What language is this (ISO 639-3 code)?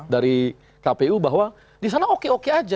ind